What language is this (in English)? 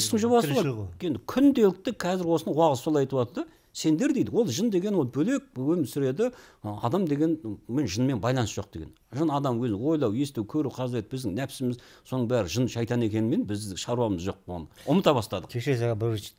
Turkish